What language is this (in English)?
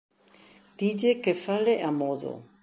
Galician